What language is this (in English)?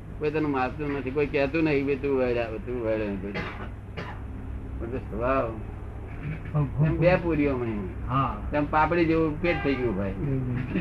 Gujarati